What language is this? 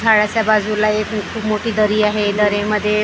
Marathi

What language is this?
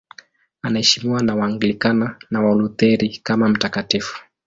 Swahili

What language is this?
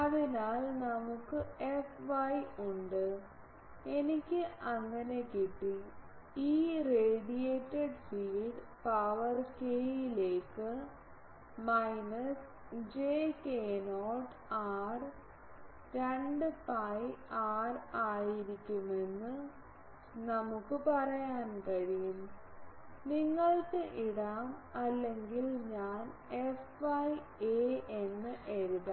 Malayalam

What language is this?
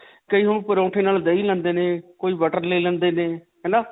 Punjabi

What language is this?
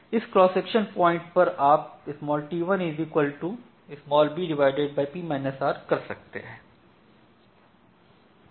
Hindi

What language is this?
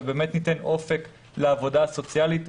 Hebrew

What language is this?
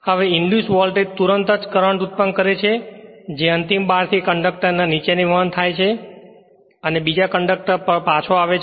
Gujarati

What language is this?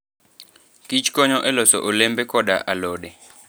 Luo (Kenya and Tanzania)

